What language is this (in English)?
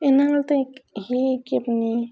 Punjabi